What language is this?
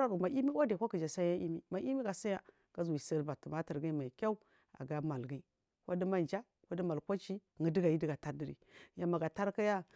Marghi South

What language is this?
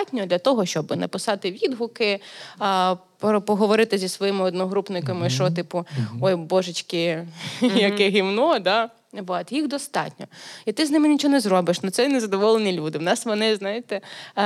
Ukrainian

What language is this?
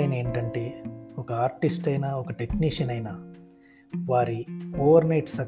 Telugu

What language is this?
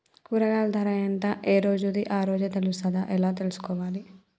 Telugu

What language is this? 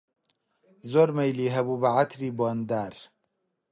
Central Kurdish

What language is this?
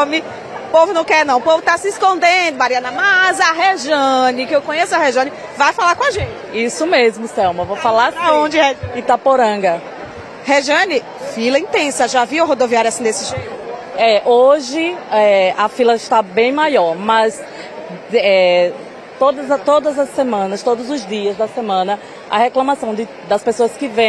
Portuguese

